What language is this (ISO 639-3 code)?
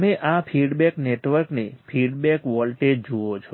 guj